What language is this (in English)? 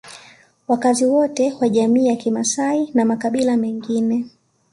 Swahili